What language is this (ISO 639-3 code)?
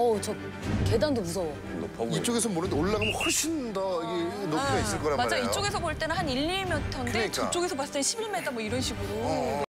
kor